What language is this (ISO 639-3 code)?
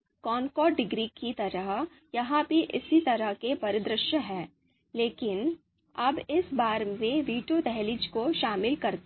hin